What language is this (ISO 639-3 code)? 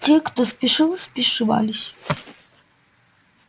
rus